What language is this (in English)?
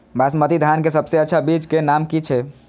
Maithili